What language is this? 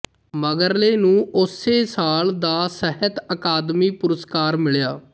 Punjabi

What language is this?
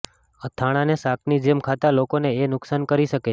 Gujarati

